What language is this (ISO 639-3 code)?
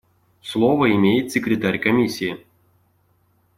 rus